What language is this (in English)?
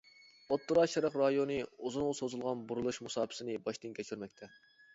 Uyghur